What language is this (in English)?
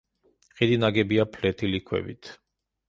Georgian